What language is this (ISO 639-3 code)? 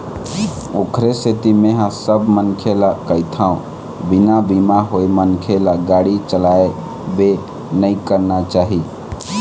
hne